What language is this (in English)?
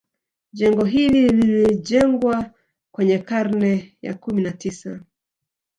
Swahili